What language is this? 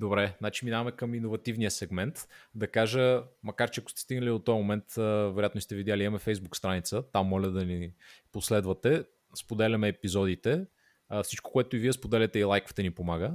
Bulgarian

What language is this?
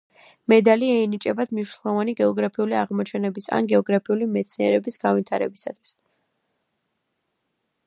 Georgian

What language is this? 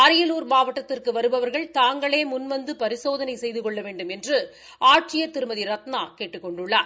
Tamil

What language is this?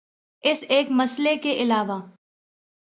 Urdu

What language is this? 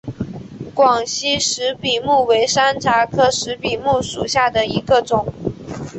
Chinese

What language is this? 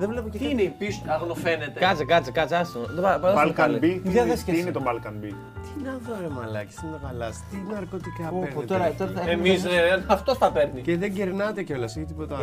Greek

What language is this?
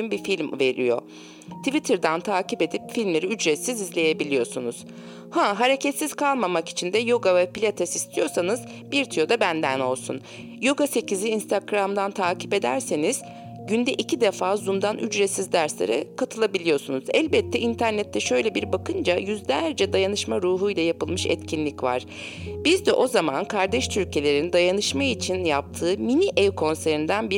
Turkish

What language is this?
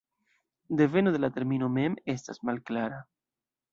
Esperanto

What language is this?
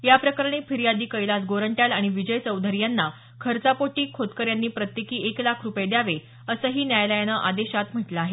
Marathi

